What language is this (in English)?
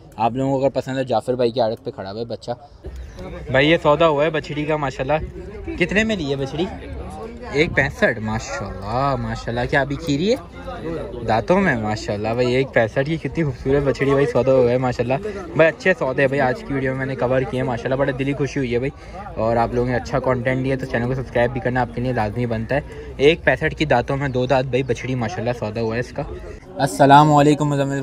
Hindi